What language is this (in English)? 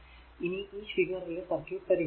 Malayalam